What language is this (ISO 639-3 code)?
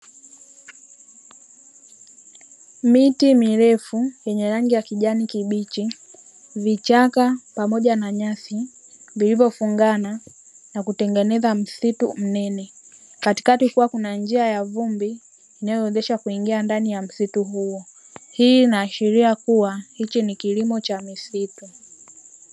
swa